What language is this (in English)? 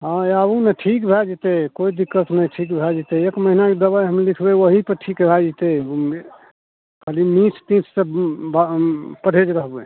Maithili